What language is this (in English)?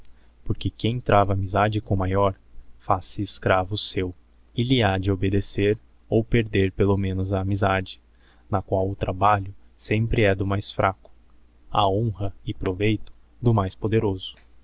Portuguese